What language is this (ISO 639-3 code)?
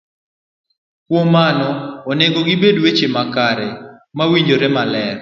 luo